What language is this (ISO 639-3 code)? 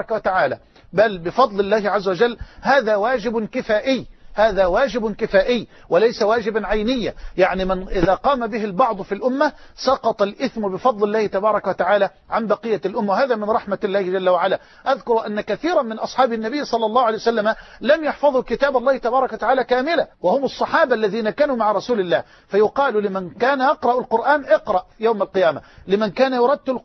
ara